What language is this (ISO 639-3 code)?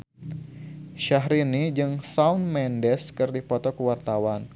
sun